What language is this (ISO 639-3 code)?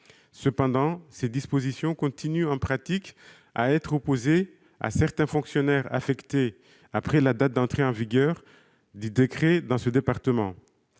fra